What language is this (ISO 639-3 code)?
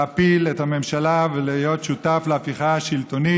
heb